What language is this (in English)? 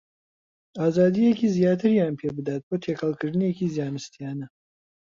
Central Kurdish